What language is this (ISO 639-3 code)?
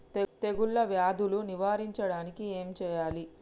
tel